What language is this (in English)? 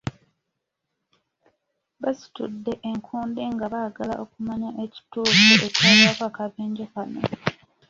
Ganda